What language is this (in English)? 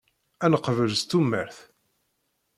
Kabyle